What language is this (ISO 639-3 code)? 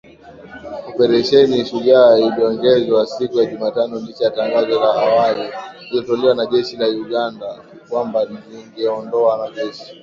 swa